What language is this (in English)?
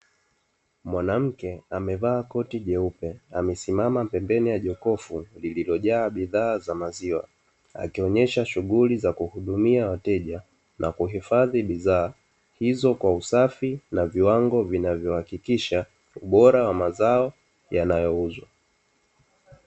Swahili